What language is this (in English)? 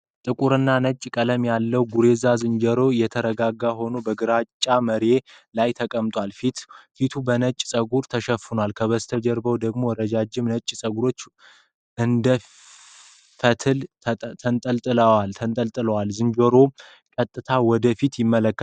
Amharic